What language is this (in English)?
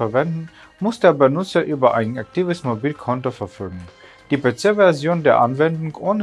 German